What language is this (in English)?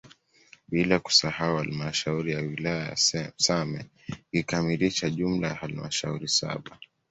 Swahili